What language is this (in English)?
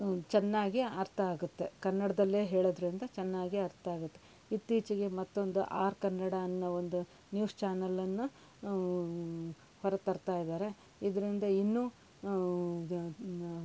Kannada